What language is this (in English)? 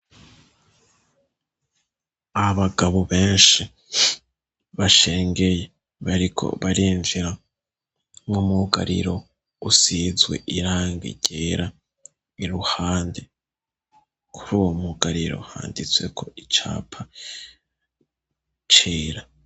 Rundi